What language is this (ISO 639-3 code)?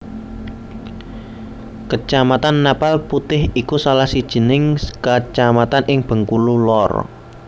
jav